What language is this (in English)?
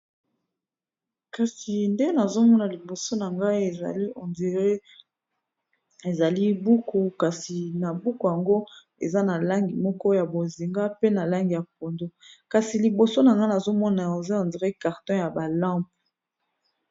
Lingala